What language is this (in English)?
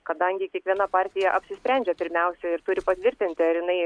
Lithuanian